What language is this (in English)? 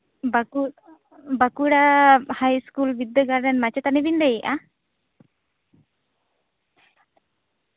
Santali